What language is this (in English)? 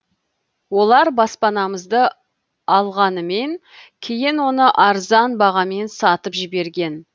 Kazakh